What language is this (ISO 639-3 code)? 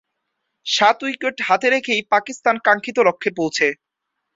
ben